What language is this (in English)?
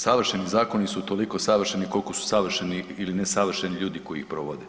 Croatian